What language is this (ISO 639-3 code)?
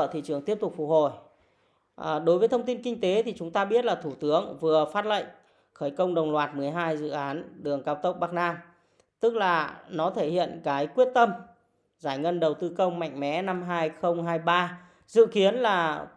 vie